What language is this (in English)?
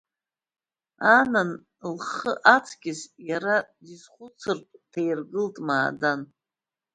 Abkhazian